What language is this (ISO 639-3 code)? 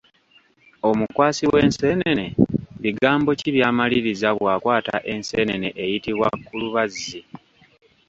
lug